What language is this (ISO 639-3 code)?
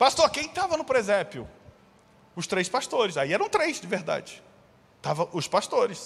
por